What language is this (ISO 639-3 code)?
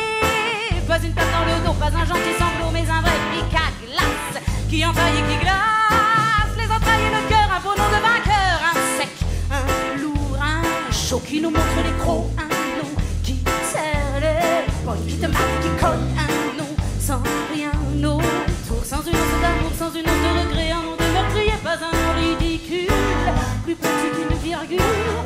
fra